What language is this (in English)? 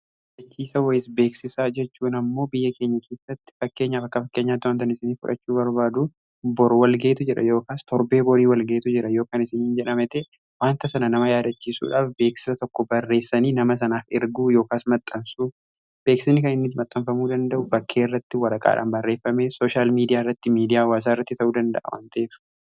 Oromo